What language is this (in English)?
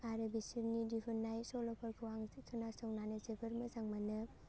Bodo